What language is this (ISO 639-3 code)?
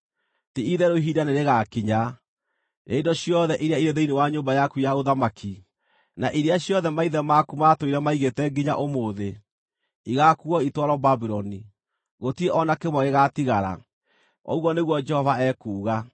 kik